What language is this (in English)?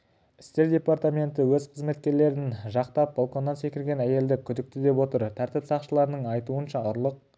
Kazakh